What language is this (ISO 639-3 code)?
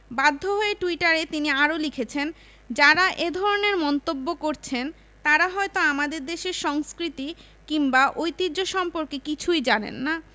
ben